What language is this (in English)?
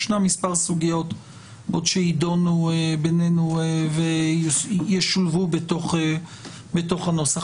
Hebrew